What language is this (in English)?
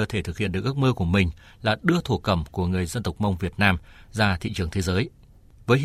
Vietnamese